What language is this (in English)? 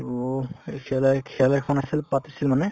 Assamese